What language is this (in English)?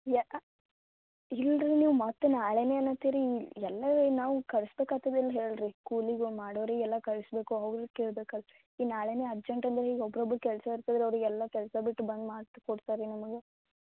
Kannada